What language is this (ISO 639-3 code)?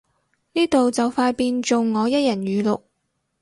yue